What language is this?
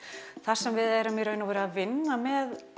Icelandic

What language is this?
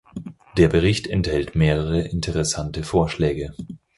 German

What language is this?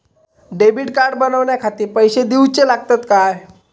Marathi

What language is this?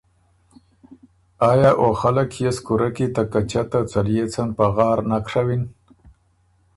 Ormuri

